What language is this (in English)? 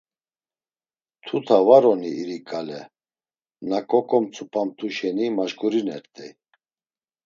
Laz